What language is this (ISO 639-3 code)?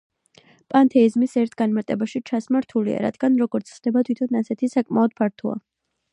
kat